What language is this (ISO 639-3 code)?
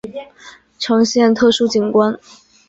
zho